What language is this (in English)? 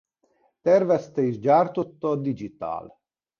Hungarian